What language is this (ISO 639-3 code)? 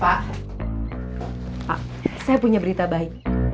ind